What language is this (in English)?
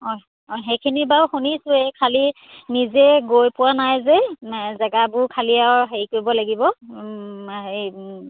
Assamese